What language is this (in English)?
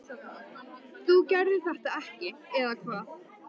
Icelandic